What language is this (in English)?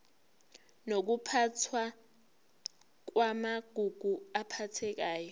Zulu